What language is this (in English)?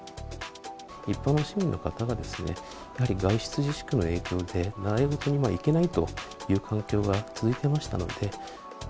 Japanese